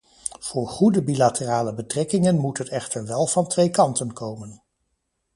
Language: Dutch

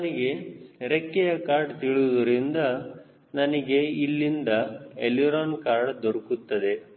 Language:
Kannada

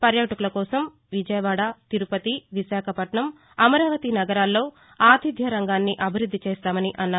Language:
Telugu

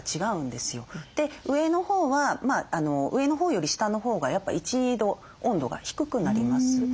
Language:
Japanese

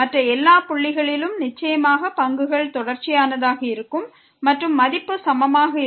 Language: Tamil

